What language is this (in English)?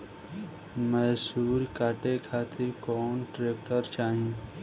Bhojpuri